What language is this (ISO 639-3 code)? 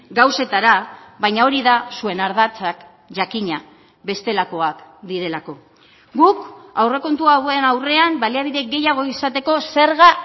eus